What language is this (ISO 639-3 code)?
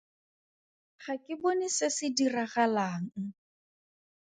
tsn